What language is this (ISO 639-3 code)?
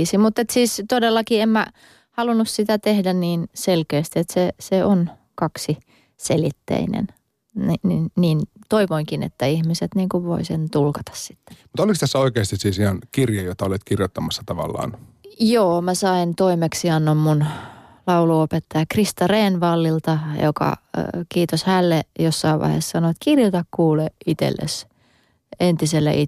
fin